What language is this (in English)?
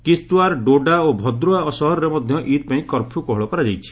Odia